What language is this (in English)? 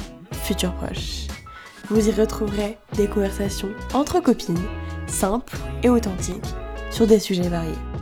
French